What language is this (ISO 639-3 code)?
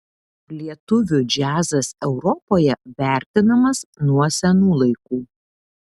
lit